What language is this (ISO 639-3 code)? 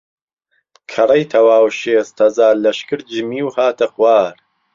ckb